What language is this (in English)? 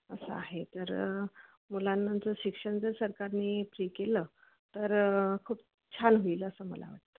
Marathi